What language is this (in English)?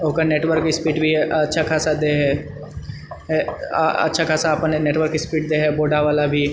Maithili